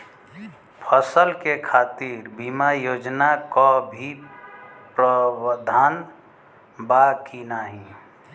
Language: Bhojpuri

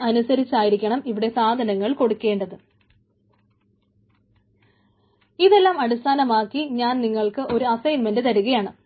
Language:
Malayalam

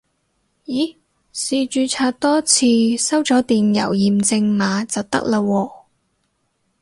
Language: Cantonese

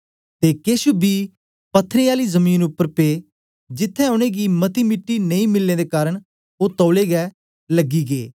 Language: Dogri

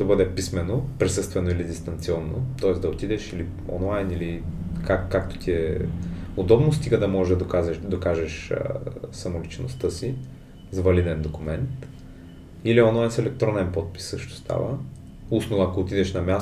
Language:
Bulgarian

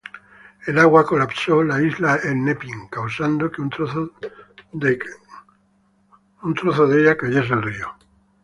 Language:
Spanish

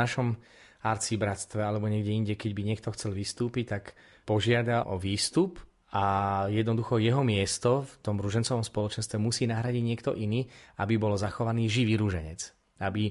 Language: Slovak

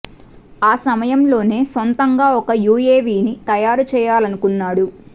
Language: Telugu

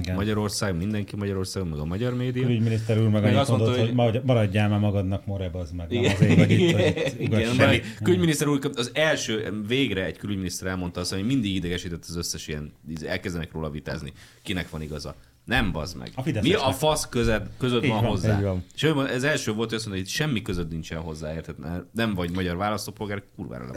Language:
Hungarian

